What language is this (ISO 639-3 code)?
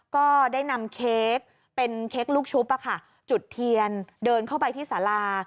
tha